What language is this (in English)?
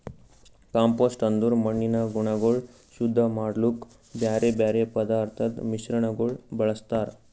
Kannada